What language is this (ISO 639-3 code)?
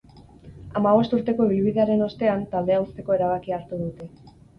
eus